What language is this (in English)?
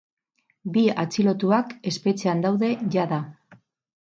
Basque